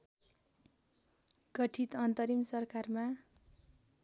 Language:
Nepali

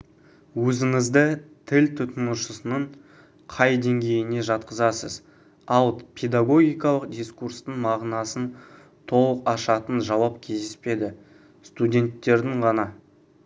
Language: Kazakh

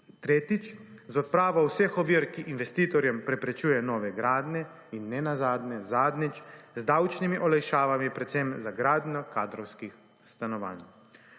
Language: Slovenian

